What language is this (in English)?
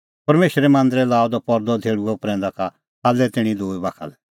Kullu Pahari